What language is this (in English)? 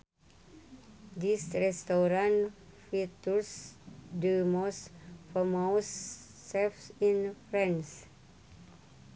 Sundanese